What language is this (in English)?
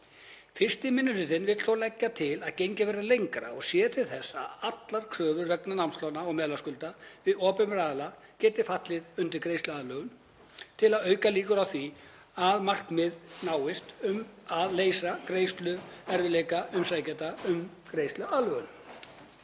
Icelandic